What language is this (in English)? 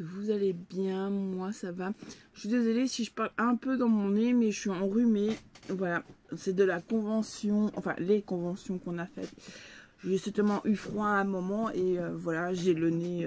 French